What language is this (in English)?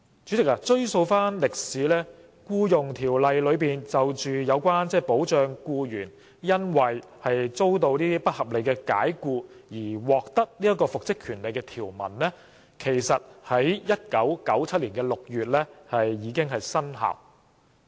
Cantonese